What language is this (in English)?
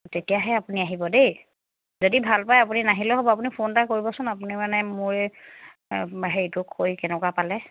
Assamese